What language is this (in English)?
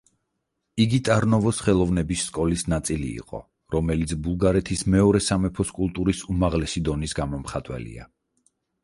Georgian